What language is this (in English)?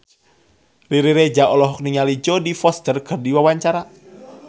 Sundanese